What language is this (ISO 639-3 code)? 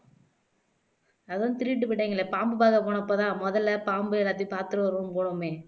tam